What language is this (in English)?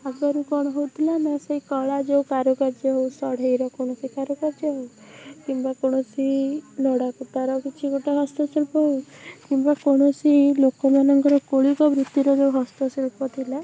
Odia